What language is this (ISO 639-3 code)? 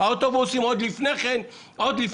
heb